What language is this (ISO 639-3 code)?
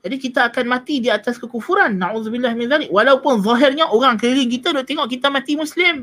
msa